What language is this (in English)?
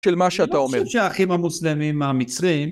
Hebrew